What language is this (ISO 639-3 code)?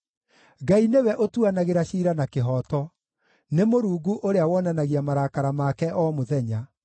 kik